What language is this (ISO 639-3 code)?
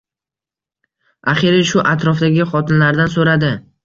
uzb